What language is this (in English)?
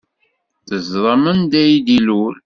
Kabyle